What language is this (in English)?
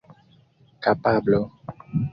Esperanto